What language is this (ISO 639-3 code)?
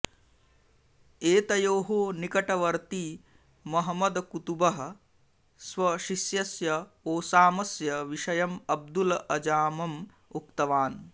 san